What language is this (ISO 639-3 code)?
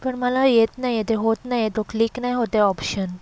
mar